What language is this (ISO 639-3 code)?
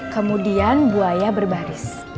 ind